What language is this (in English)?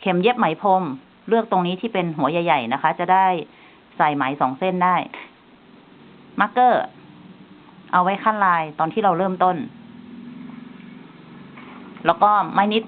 Thai